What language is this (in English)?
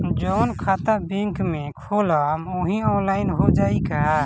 Bhojpuri